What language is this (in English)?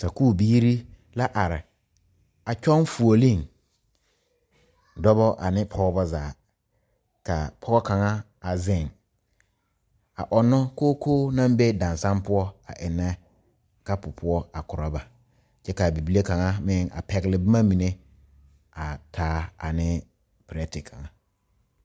Southern Dagaare